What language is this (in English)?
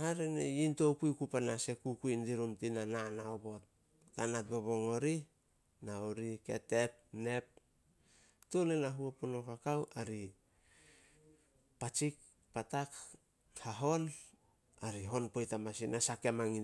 Solos